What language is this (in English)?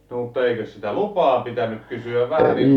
Finnish